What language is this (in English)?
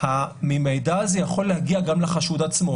Hebrew